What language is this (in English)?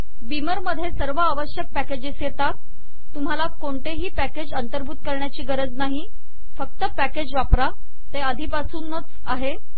Marathi